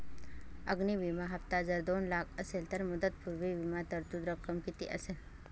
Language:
Marathi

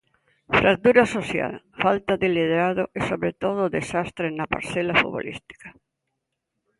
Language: Galician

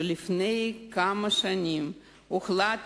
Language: Hebrew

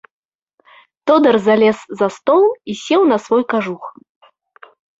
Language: Belarusian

